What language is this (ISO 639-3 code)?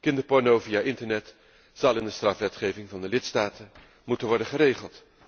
nld